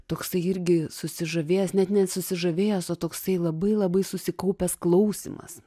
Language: Lithuanian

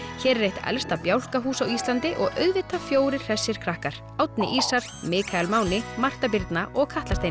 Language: Icelandic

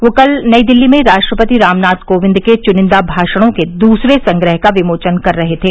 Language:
Hindi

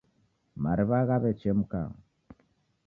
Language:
Taita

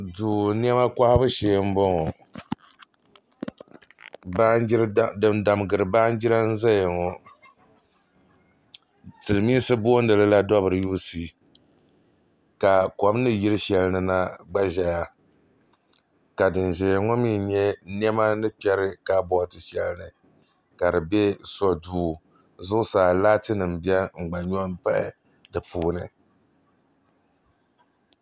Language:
Dagbani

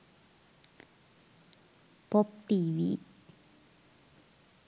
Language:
Sinhala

